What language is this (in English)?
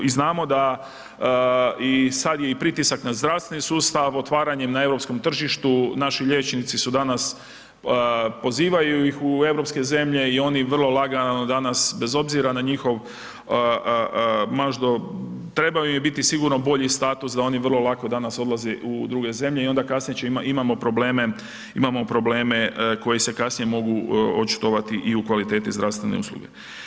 Croatian